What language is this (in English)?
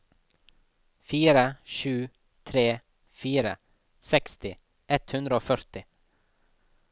Norwegian